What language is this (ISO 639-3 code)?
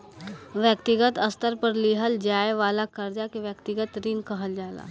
bho